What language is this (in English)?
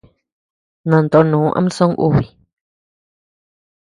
Tepeuxila Cuicatec